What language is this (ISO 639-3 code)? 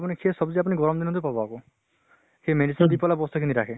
asm